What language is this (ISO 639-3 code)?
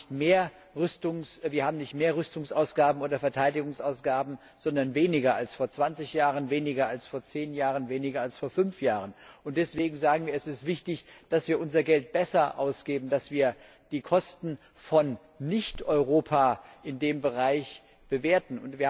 deu